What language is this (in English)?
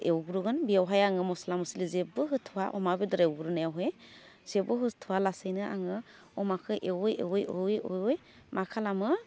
Bodo